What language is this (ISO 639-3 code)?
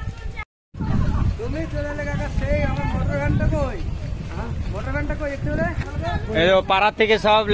ben